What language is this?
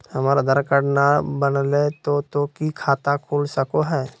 Magahi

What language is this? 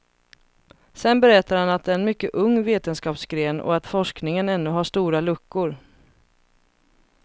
Swedish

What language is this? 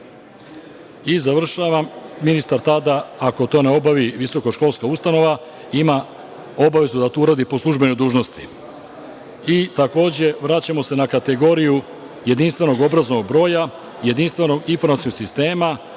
Serbian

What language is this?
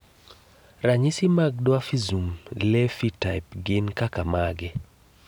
Luo (Kenya and Tanzania)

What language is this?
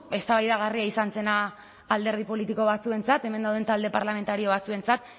Basque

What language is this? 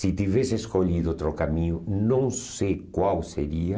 Portuguese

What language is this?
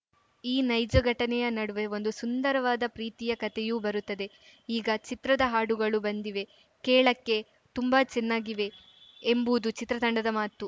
Kannada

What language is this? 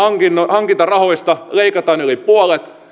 Finnish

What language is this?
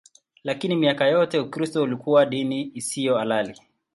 Swahili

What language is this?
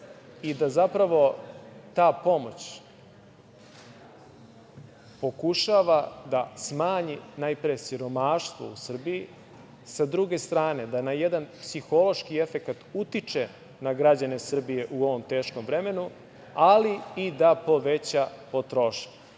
Serbian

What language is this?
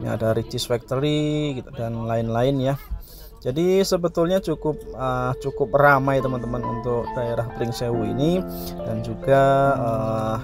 Indonesian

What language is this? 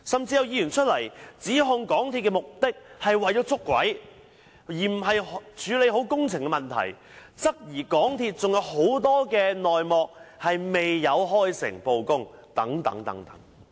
Cantonese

